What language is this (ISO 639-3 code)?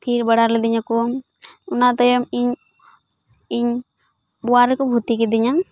sat